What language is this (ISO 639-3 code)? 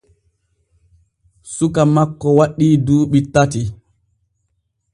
fue